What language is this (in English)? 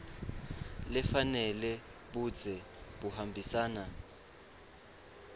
Swati